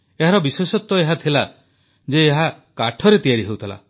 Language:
Odia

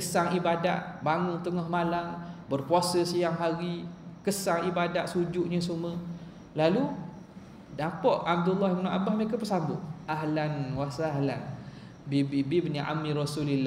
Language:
Malay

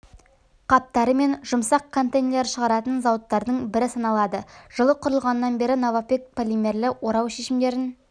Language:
Kazakh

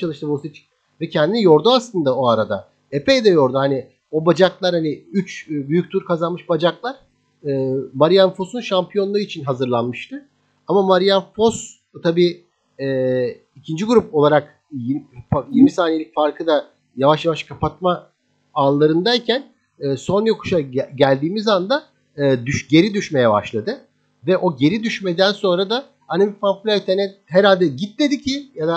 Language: Turkish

